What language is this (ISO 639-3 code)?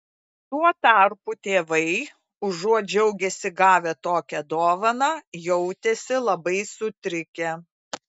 lit